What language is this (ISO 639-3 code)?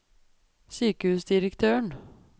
nor